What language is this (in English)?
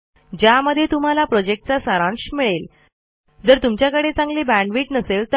Marathi